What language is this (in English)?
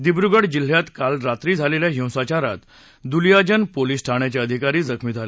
Marathi